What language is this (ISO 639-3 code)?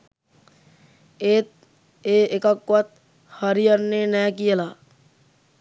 sin